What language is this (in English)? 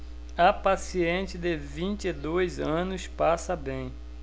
Portuguese